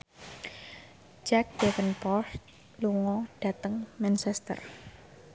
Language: Javanese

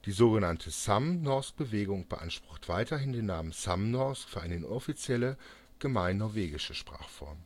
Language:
German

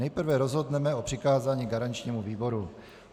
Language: Czech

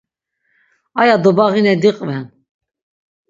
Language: Laz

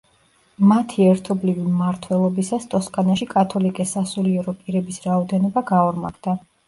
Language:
Georgian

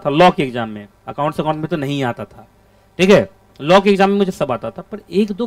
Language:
Hindi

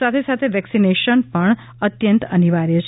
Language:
Gujarati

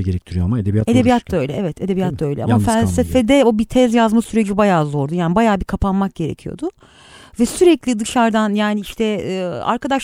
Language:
Turkish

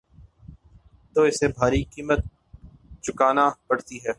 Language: Urdu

